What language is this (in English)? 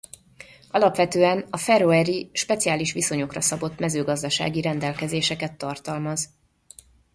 Hungarian